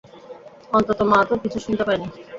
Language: Bangla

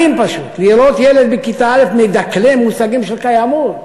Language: Hebrew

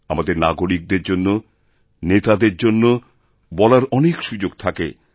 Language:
Bangla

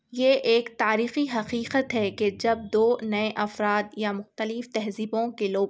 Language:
Urdu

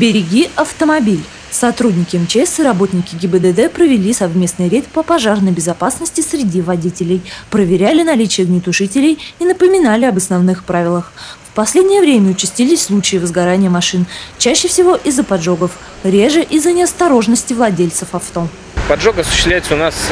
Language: Russian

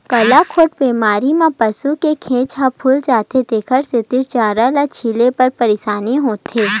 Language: Chhattisgarhi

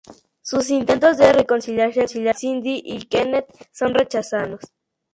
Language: Spanish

